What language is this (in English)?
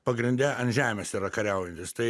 Lithuanian